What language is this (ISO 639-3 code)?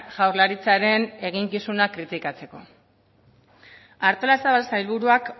eus